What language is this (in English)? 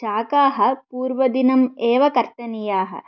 Sanskrit